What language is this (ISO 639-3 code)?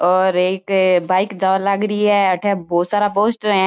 mwr